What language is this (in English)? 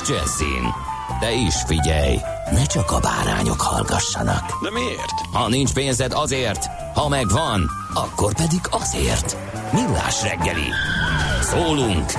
Hungarian